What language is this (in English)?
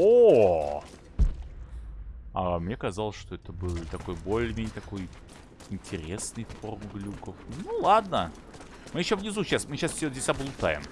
Russian